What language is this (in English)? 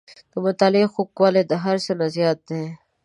Pashto